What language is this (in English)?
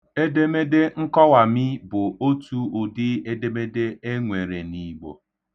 Igbo